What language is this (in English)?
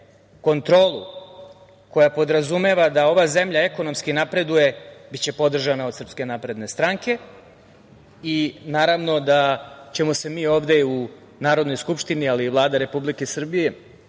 Serbian